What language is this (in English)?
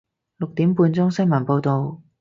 Cantonese